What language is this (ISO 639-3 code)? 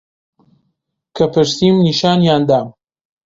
ckb